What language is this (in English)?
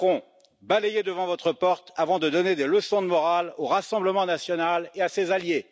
French